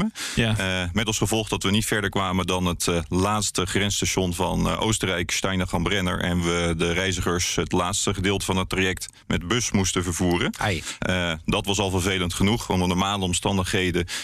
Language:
Dutch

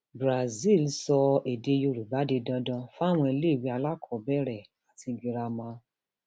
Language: Yoruba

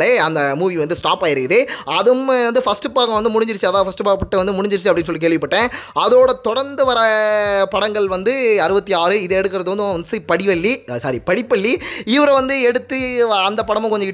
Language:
Tamil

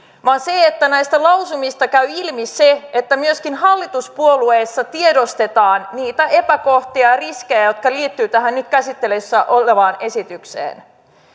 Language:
Finnish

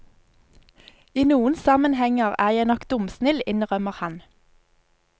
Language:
Norwegian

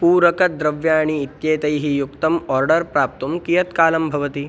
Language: Sanskrit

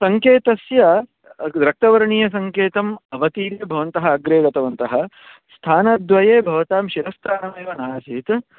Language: Sanskrit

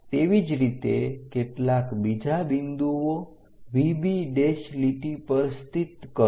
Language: Gujarati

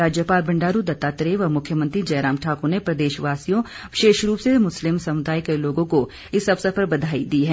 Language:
Hindi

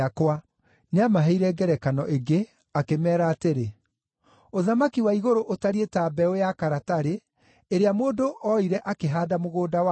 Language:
Kikuyu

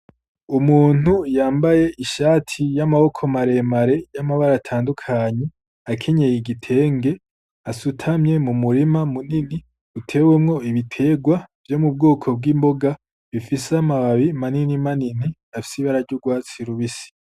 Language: Rundi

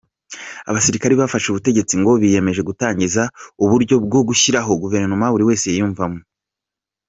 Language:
Kinyarwanda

